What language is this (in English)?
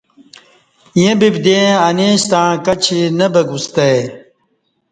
Kati